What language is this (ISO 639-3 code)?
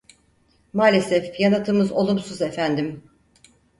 tur